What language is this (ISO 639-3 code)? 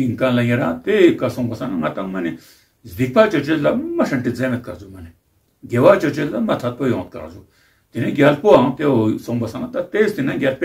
fra